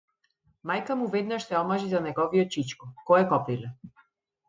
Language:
Macedonian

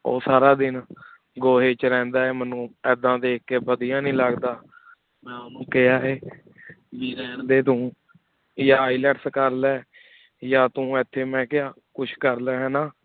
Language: Punjabi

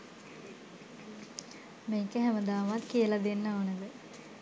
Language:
Sinhala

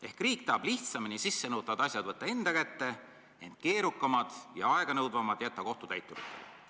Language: Estonian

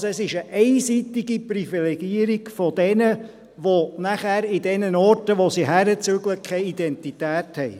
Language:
Swiss German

